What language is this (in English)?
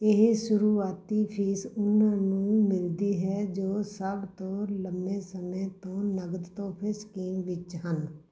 Punjabi